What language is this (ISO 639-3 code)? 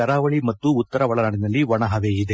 kan